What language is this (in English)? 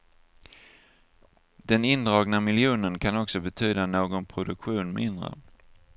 Swedish